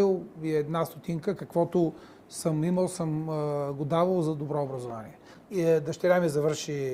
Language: Bulgarian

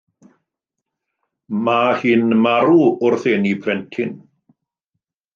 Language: Welsh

